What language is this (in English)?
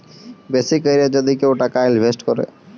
Bangla